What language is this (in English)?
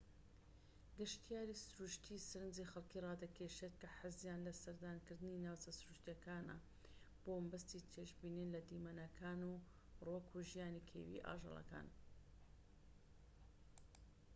Central Kurdish